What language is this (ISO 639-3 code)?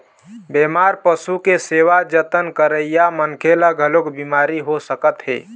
hne